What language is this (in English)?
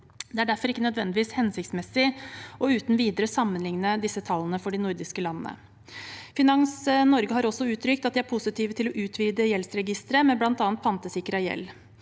Norwegian